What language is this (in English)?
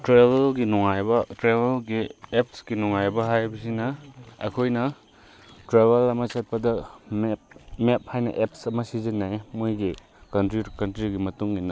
Manipuri